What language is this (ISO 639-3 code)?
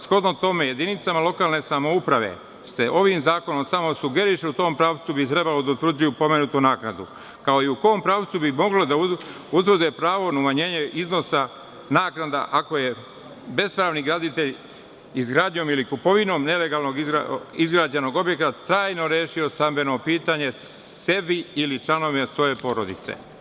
srp